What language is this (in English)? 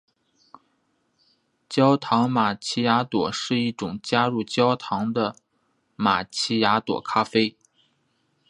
Chinese